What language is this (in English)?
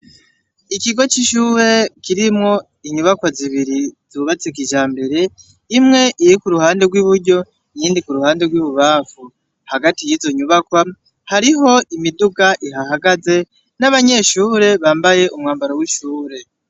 Rundi